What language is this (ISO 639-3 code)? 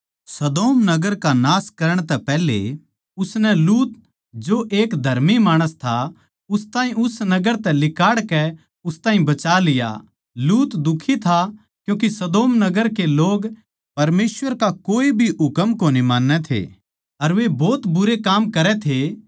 bgc